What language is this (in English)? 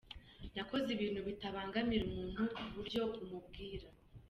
Kinyarwanda